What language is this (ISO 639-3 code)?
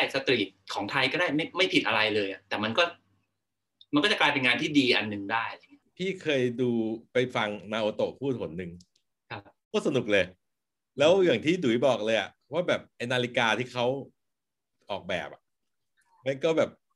tha